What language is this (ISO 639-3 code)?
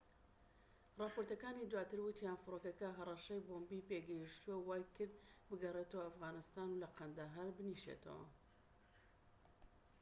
ckb